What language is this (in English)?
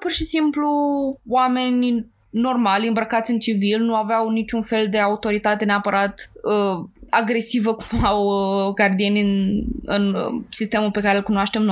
Romanian